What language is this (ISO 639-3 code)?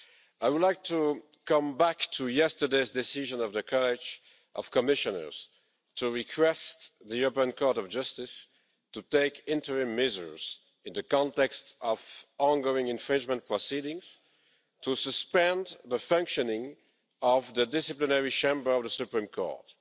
eng